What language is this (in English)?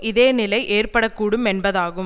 Tamil